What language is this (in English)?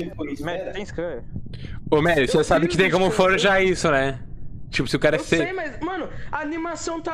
Portuguese